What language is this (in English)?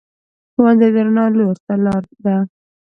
Pashto